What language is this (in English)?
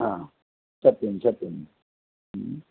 Sanskrit